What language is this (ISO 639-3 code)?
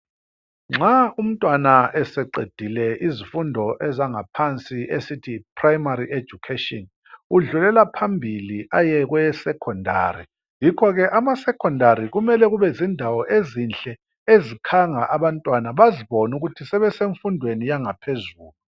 nde